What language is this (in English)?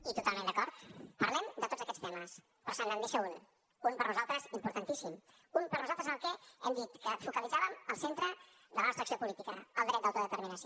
Catalan